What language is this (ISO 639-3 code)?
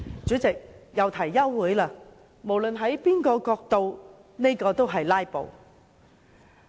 yue